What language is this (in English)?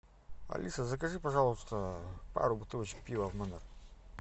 Russian